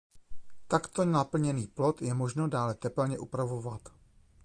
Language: Czech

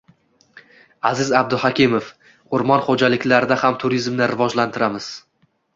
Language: Uzbek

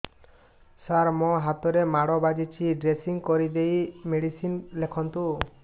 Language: Odia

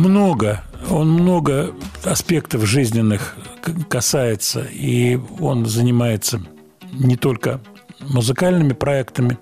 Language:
Russian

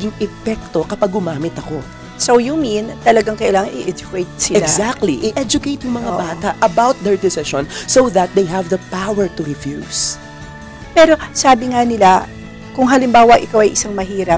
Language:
Filipino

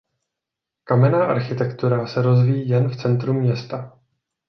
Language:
Czech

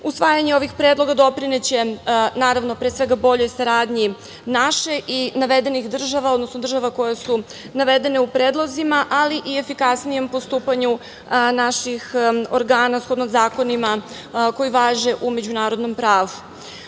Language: Serbian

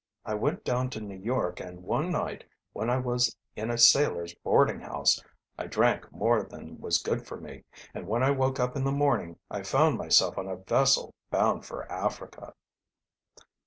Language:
English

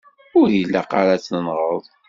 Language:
Kabyle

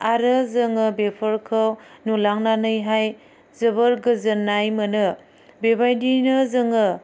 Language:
Bodo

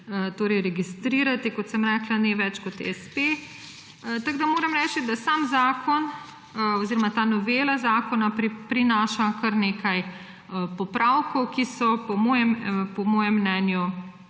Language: Slovenian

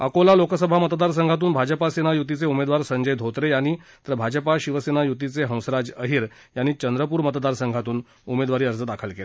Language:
Marathi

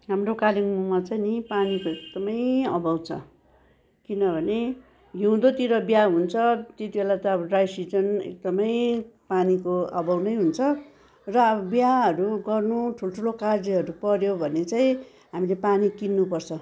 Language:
Nepali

